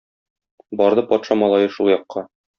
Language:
Tatar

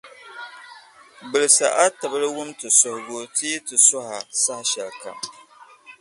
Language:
Dagbani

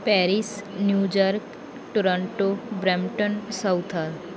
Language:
Punjabi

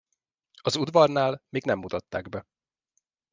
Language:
Hungarian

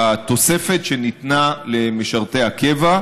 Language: Hebrew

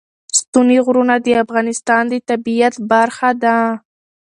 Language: Pashto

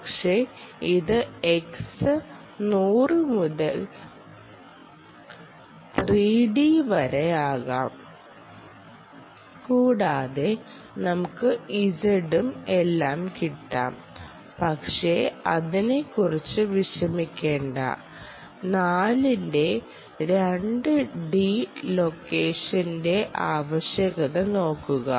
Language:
Malayalam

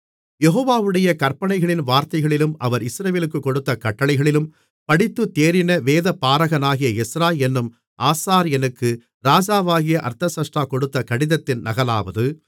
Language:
Tamil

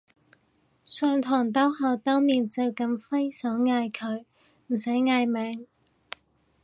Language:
Cantonese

